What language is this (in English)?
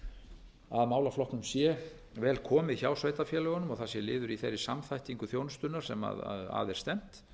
Icelandic